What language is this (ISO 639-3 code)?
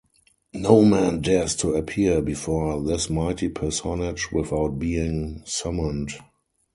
eng